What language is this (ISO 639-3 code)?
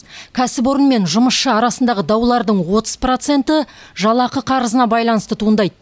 kaz